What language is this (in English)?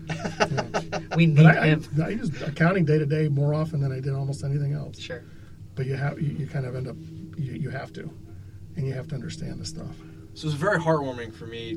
English